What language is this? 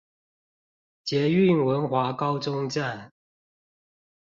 Chinese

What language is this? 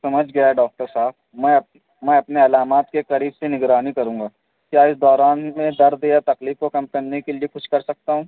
Urdu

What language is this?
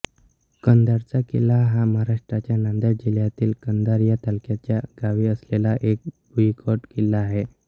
Marathi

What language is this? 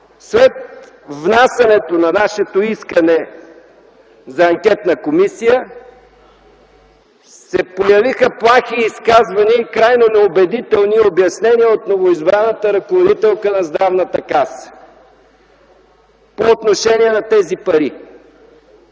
Bulgarian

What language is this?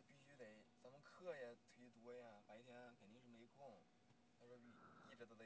Chinese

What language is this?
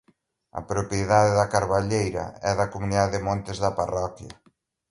Galician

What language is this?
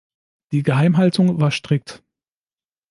German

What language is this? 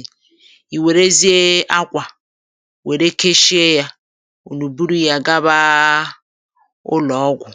Igbo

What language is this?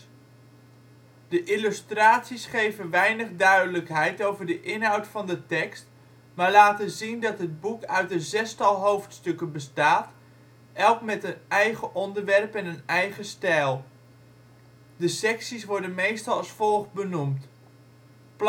Dutch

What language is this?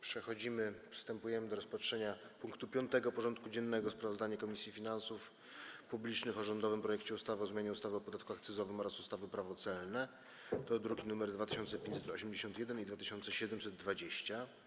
Polish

